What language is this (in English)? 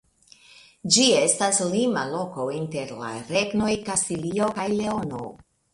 Esperanto